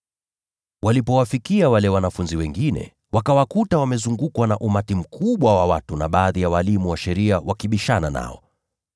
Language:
Swahili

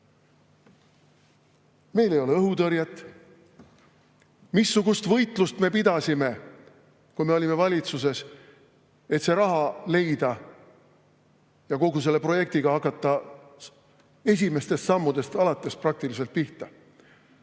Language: Estonian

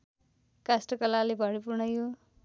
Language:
Nepali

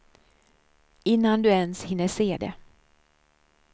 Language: Swedish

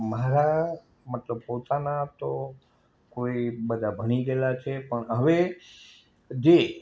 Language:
Gujarati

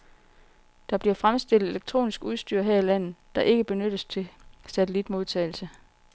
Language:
Danish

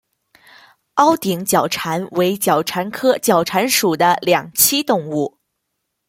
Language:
Chinese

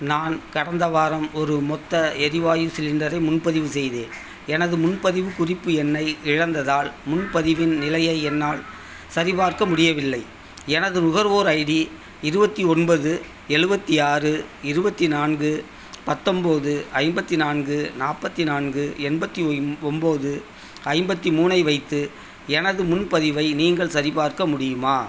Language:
Tamil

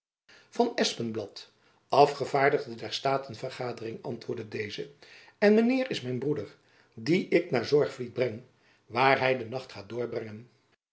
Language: Dutch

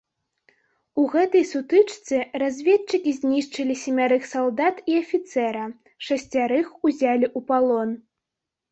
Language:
Belarusian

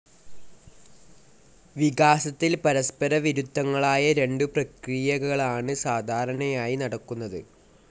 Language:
Malayalam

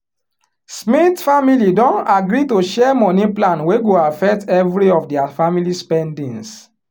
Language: Nigerian Pidgin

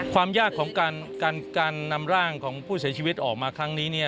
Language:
Thai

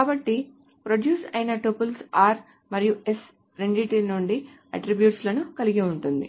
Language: Telugu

